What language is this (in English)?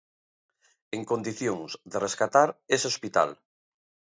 Galician